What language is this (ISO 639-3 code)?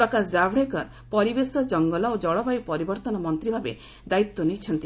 ori